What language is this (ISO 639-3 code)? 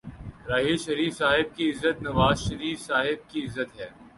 urd